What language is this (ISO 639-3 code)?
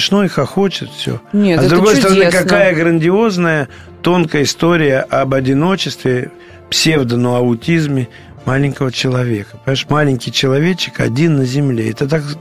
rus